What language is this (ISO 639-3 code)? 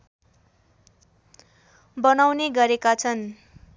nep